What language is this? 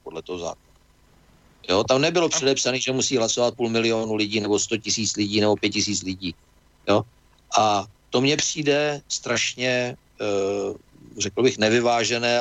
Czech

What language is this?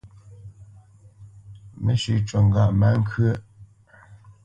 Bamenyam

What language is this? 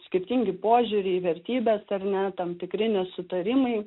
Lithuanian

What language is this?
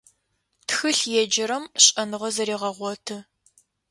Adyghe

